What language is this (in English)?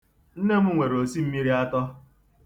Igbo